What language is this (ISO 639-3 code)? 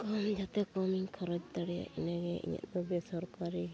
sat